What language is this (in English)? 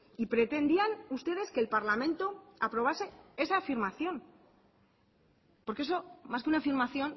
Spanish